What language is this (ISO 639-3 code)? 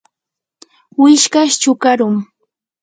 qur